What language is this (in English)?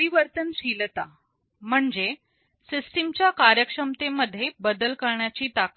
Marathi